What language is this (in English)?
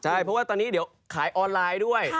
Thai